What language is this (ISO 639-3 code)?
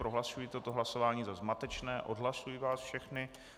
ces